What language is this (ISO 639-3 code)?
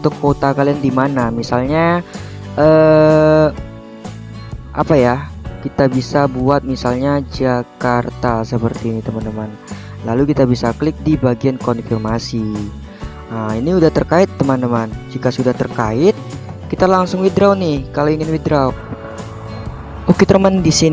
ind